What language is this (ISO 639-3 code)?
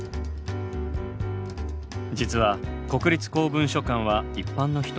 jpn